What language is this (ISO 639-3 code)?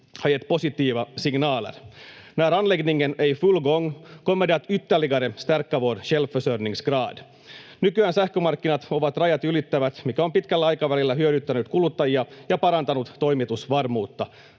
fin